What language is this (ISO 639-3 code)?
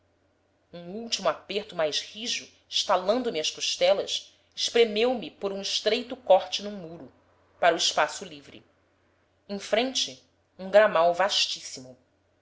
por